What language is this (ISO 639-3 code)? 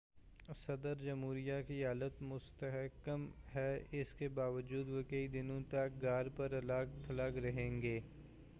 urd